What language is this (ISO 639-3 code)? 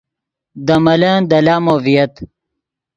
ydg